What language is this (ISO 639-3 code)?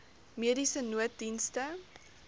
afr